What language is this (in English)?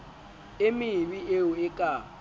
Southern Sotho